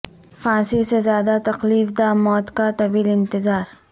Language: Urdu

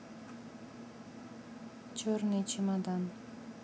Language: Russian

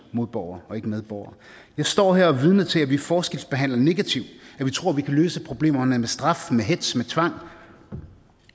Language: Danish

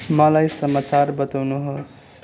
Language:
Nepali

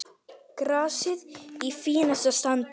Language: Icelandic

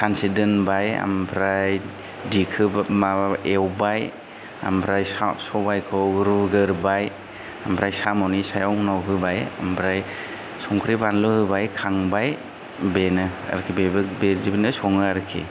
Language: Bodo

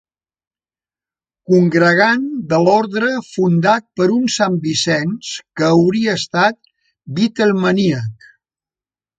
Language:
Catalan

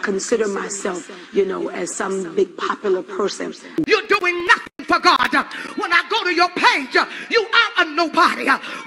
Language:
English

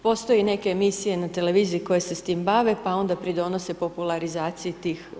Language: Croatian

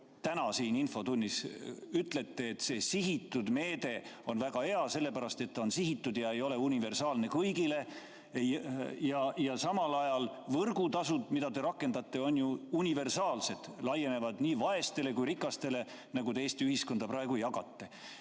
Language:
Estonian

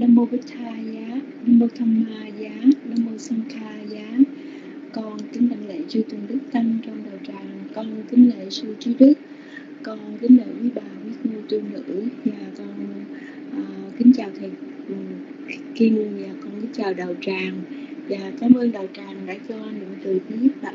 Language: Vietnamese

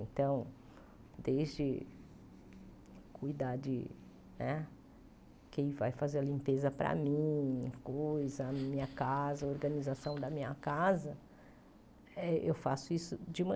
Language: Portuguese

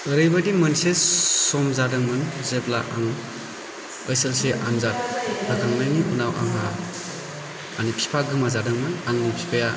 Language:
Bodo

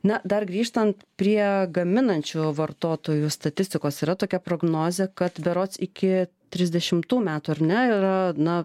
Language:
Lithuanian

